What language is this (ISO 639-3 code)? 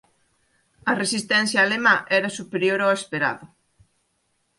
glg